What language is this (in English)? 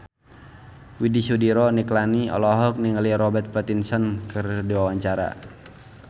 Sundanese